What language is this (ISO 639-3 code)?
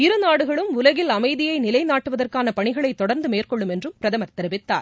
tam